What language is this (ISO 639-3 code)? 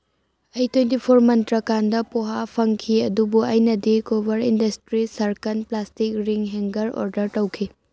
mni